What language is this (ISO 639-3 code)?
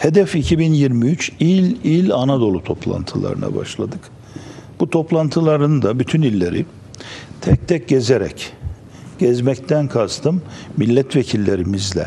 tur